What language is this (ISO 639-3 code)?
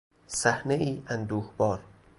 fas